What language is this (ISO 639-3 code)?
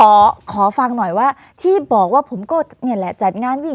tha